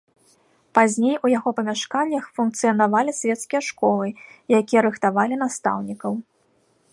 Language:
Belarusian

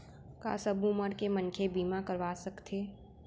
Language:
Chhattisgarhi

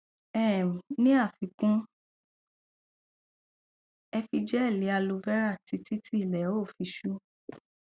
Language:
Yoruba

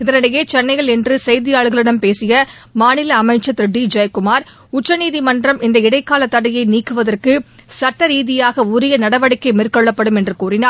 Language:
Tamil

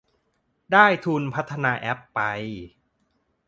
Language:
Thai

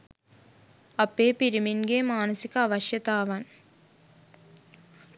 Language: Sinhala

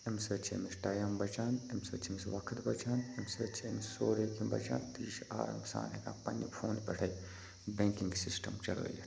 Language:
Kashmiri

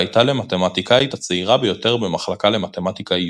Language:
Hebrew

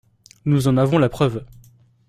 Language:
French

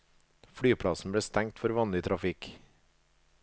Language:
Norwegian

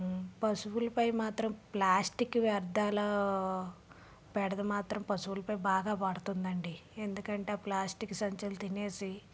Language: Telugu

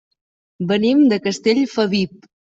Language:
Catalan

